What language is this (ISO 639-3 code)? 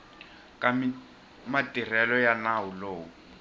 tso